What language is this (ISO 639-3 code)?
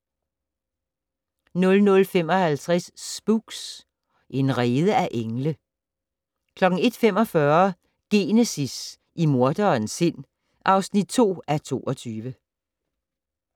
dan